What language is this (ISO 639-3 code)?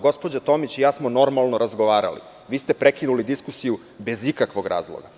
srp